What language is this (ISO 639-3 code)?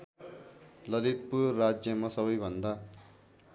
nep